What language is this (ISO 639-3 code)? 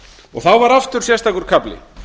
isl